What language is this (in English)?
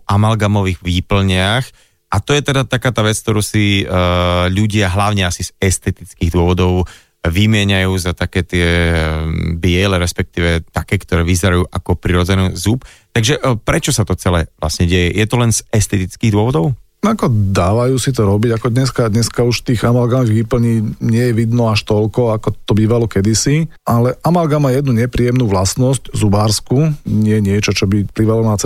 Slovak